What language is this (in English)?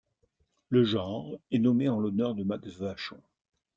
French